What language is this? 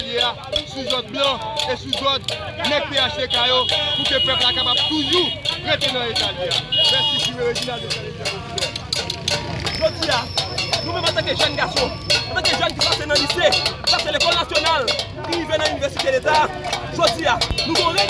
French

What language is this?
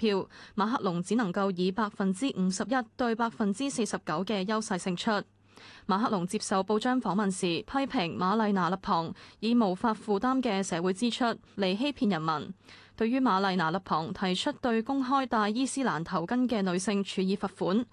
Chinese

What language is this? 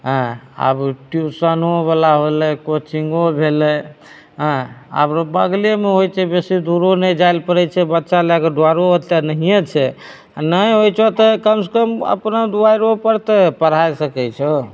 Maithili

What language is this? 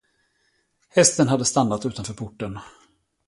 Swedish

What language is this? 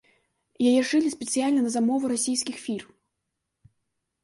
Belarusian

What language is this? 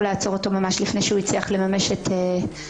Hebrew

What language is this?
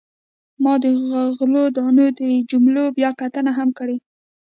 Pashto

